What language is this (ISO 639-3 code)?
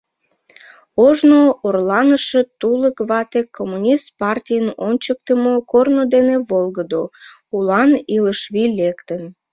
chm